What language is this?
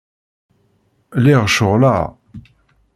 Kabyle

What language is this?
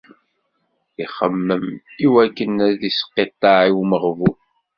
Kabyle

